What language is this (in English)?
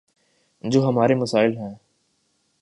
Urdu